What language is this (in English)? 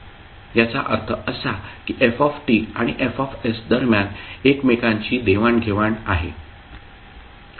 Marathi